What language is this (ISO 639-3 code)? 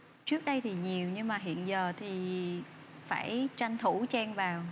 vie